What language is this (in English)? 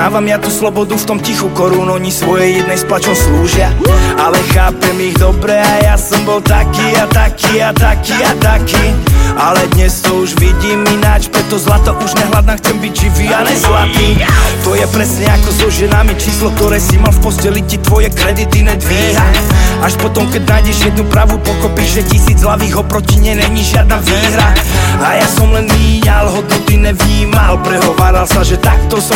Slovak